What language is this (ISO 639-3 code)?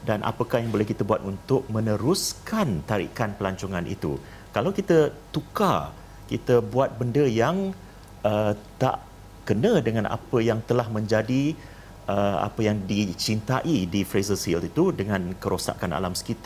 msa